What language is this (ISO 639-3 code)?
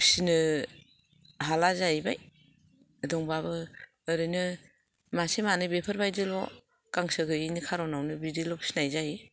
brx